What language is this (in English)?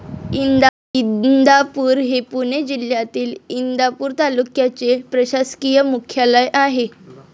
Marathi